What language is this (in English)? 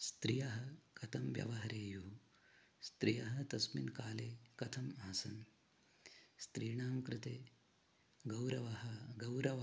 Sanskrit